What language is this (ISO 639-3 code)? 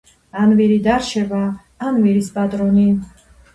kat